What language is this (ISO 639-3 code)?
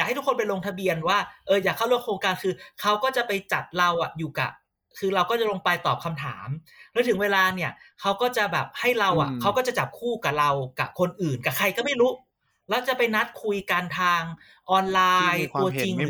tha